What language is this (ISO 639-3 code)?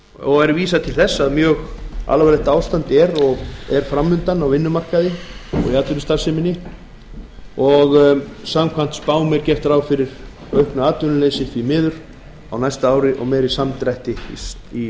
isl